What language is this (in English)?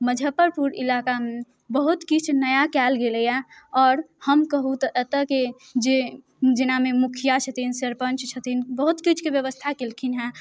Maithili